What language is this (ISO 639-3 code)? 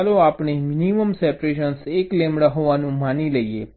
guj